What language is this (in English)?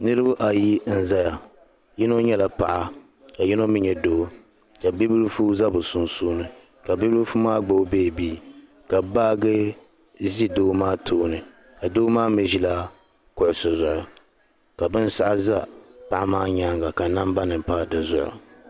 Dagbani